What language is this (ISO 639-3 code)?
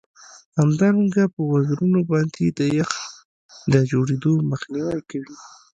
pus